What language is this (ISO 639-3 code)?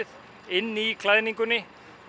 isl